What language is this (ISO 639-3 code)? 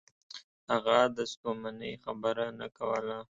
pus